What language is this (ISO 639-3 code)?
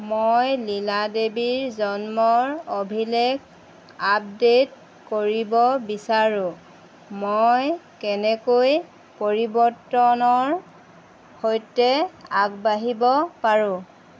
asm